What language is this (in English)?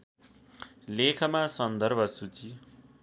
Nepali